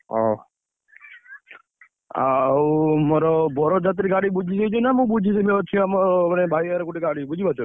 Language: Odia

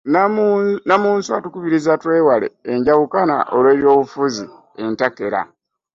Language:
Ganda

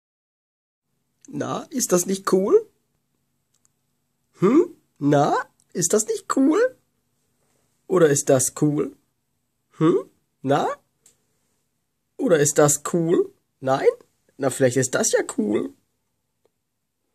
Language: German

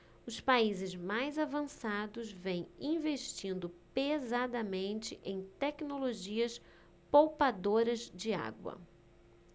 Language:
Portuguese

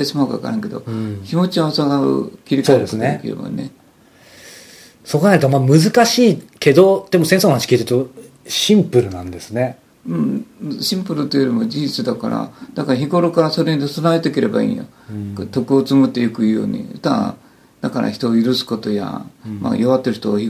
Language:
Japanese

